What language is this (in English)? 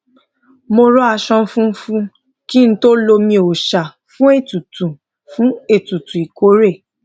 Yoruba